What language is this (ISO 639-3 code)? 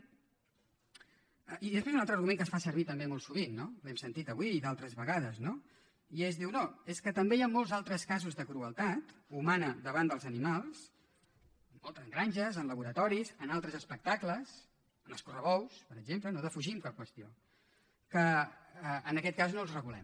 cat